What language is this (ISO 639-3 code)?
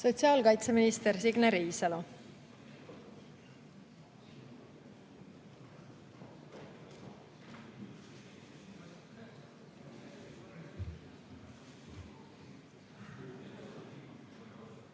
est